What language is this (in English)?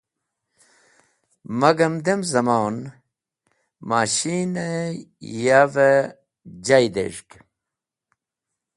Wakhi